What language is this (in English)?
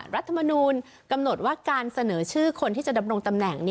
Thai